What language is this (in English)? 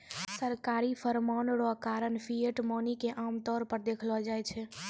Maithili